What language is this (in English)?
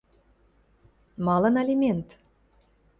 Western Mari